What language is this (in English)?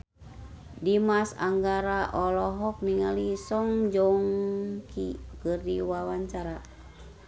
Sundanese